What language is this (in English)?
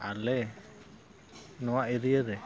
Santali